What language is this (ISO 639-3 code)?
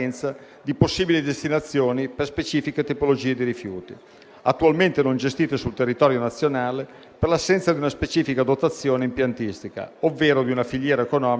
ita